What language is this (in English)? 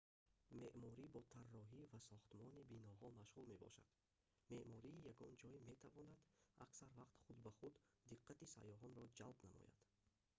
Tajik